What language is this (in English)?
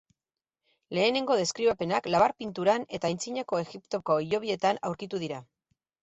Basque